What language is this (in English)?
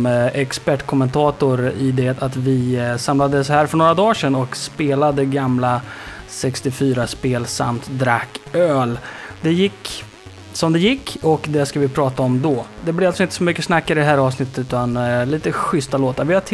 Swedish